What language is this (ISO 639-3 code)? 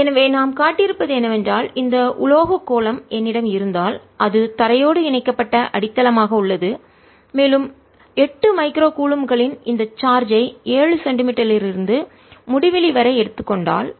tam